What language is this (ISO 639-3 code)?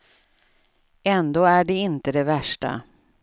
swe